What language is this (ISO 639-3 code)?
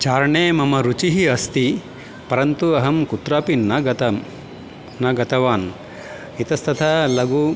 san